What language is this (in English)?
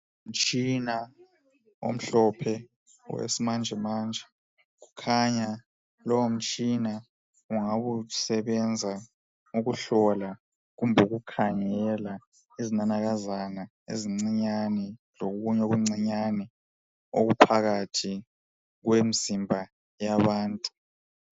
North Ndebele